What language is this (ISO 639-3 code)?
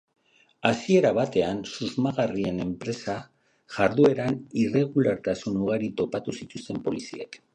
eus